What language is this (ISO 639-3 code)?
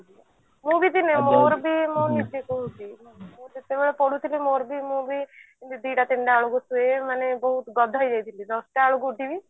ori